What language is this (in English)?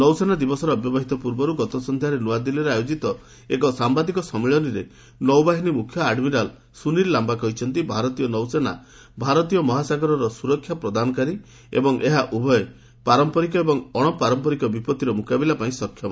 Odia